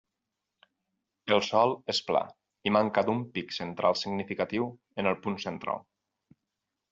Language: Catalan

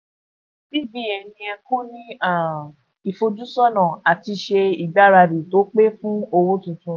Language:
Yoruba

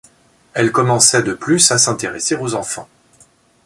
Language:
French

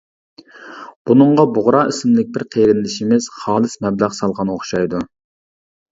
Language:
Uyghur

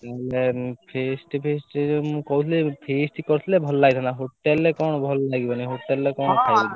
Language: Odia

